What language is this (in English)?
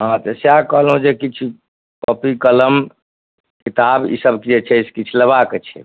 Maithili